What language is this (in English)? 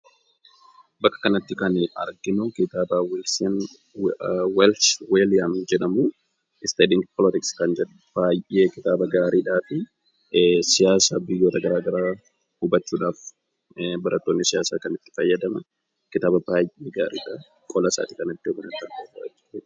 Oromo